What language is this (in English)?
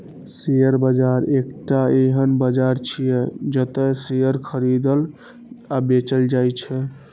Maithili